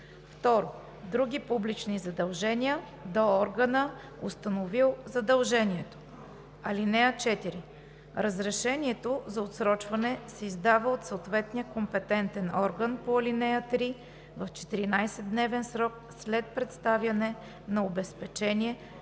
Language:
Bulgarian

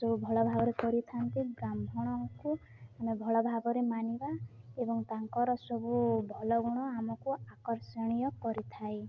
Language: Odia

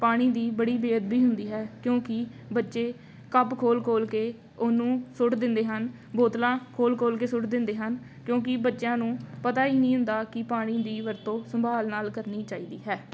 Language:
Punjabi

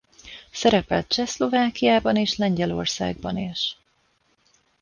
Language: Hungarian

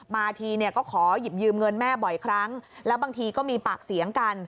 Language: Thai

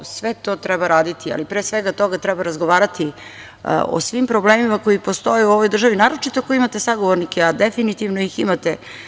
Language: Serbian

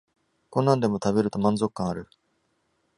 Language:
Japanese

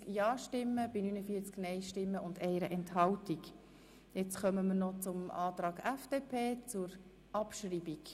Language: Swiss German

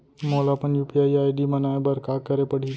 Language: Chhattisgarhi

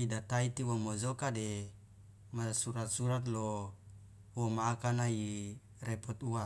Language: Loloda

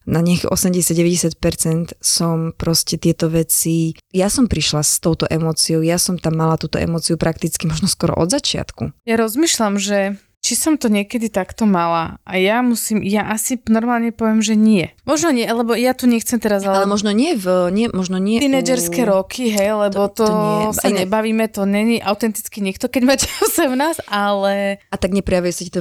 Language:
Slovak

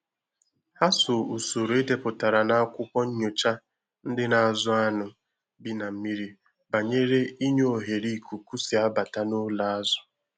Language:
Igbo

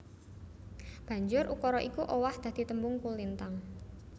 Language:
Javanese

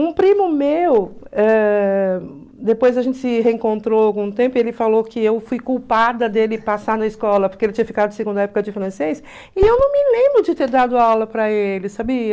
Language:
Portuguese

